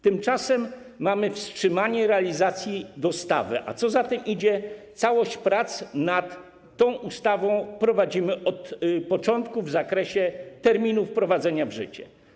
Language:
Polish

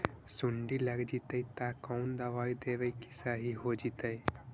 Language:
Magahi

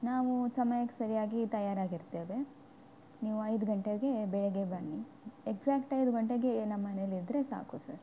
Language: Kannada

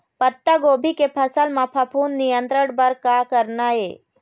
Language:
Chhattisgarhi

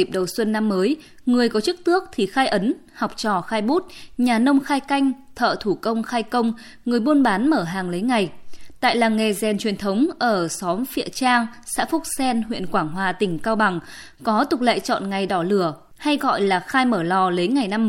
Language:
Vietnamese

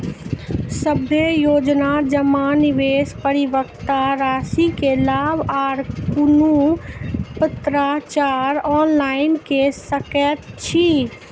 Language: Maithili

